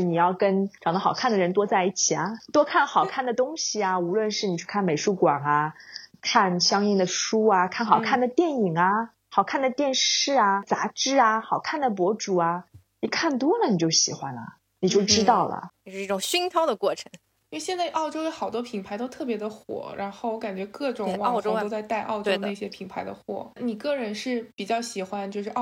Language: Chinese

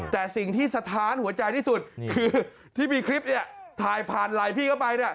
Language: Thai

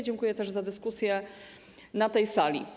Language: Polish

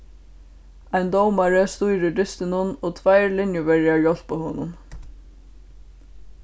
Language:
Faroese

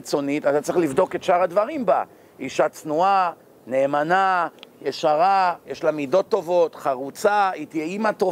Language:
Hebrew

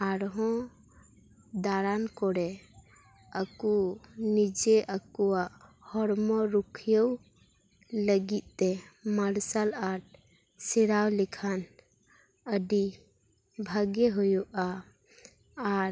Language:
Santali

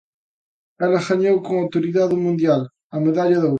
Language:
Galician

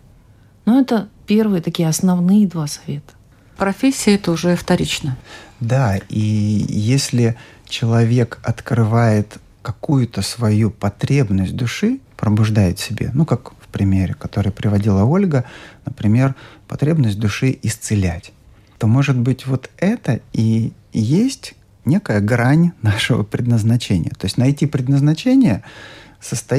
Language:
Russian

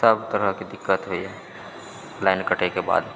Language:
Maithili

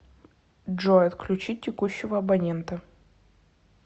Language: Russian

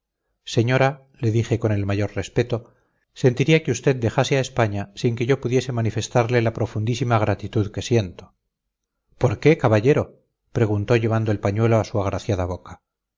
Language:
Spanish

